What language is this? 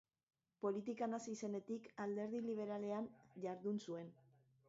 Basque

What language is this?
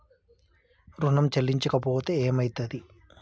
Telugu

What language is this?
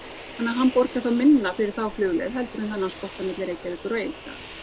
Icelandic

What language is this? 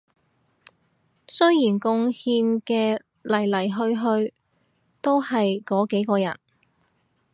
Cantonese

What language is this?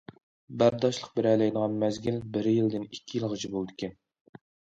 Uyghur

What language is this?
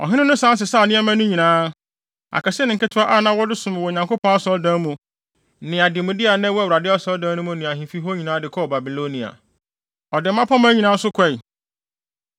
Akan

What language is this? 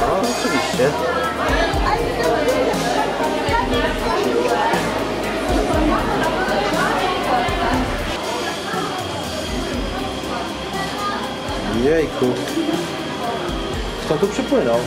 Polish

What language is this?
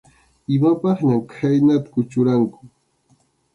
Arequipa-La Unión Quechua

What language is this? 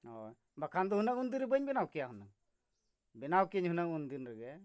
Santali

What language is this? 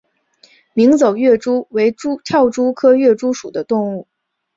Chinese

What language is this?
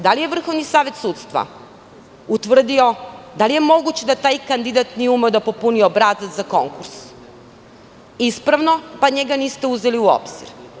Serbian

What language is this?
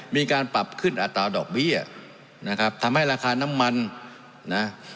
Thai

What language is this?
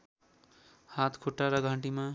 Nepali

